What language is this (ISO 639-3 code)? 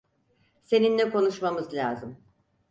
tur